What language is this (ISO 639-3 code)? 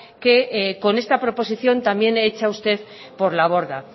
spa